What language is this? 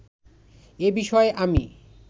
Bangla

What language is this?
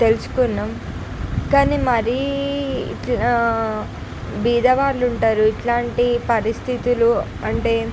Telugu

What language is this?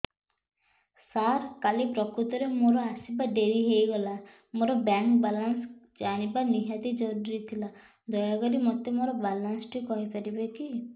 Odia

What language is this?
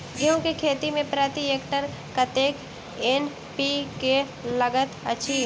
Maithili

